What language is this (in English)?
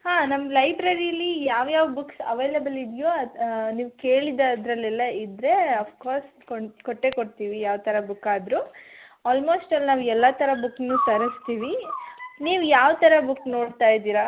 Kannada